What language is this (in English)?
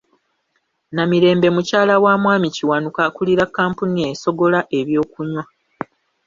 Ganda